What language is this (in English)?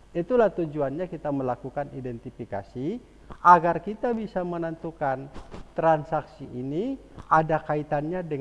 Indonesian